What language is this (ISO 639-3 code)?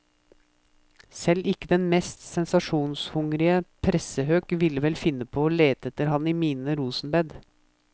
nor